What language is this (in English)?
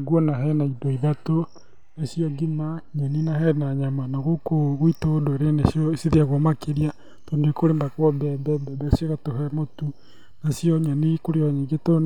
Kikuyu